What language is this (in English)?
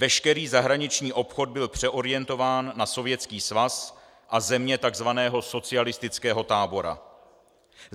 Czech